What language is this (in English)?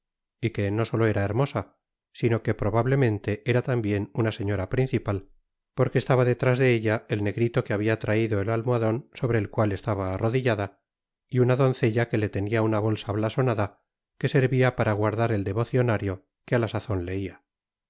Spanish